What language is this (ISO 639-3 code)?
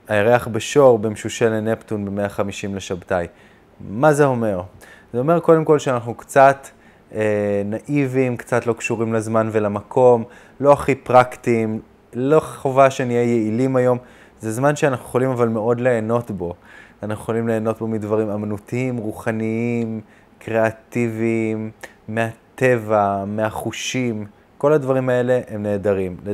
heb